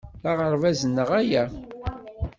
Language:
Kabyle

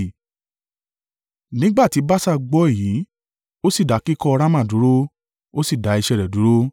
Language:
Yoruba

